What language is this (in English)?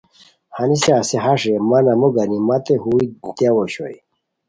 Khowar